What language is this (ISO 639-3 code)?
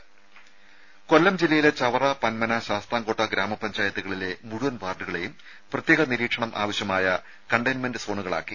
mal